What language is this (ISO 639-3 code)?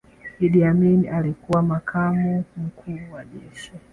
swa